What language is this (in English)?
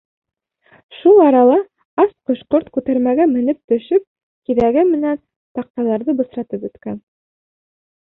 Bashkir